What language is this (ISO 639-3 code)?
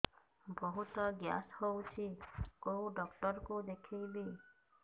ori